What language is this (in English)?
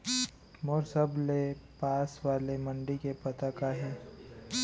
Chhattisgarhi